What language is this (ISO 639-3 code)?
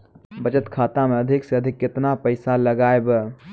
mai